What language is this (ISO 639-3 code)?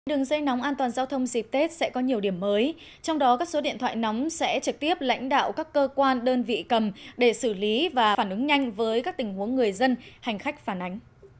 vie